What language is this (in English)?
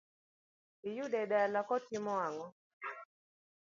Luo (Kenya and Tanzania)